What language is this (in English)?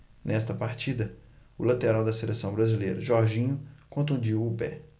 Portuguese